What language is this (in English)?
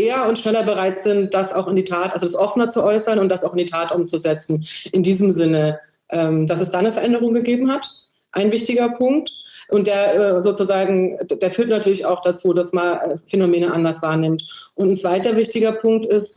German